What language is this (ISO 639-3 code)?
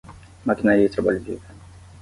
por